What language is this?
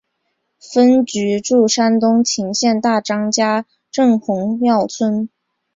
Chinese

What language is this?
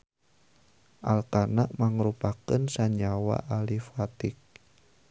Sundanese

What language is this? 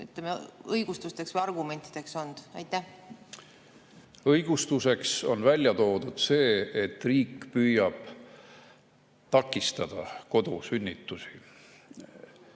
Estonian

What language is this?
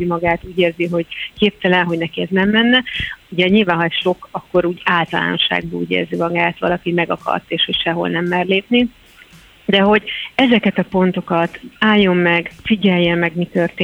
Hungarian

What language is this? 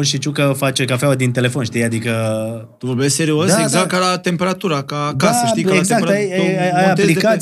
Romanian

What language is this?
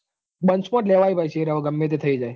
Gujarati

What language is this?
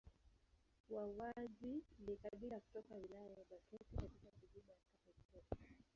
Swahili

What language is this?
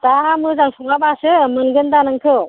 Bodo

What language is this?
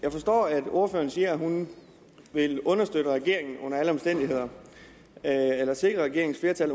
Danish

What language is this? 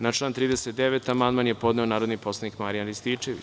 Serbian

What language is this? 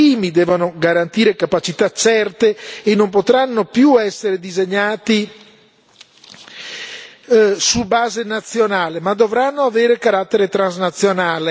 Italian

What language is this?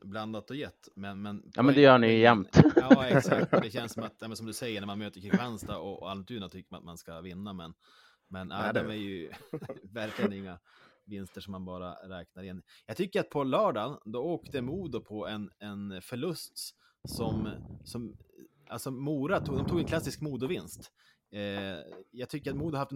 Swedish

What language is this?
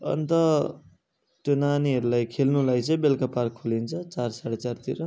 Nepali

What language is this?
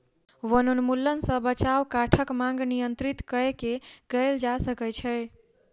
Maithili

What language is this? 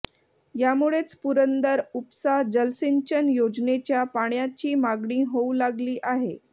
Marathi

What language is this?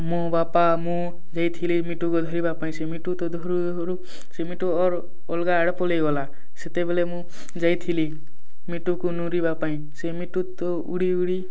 Odia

